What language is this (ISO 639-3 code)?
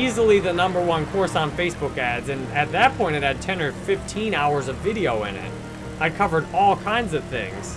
eng